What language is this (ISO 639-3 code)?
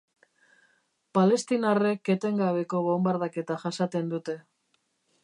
eus